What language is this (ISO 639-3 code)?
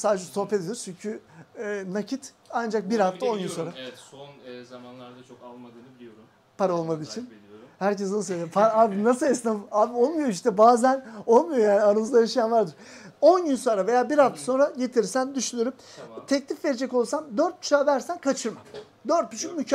tur